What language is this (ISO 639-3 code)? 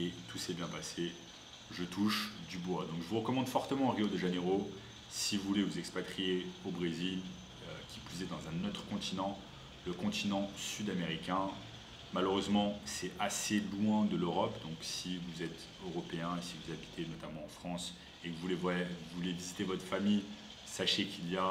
fra